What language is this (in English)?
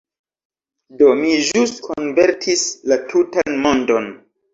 Esperanto